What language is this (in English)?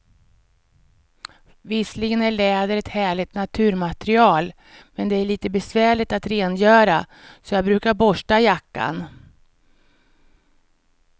Swedish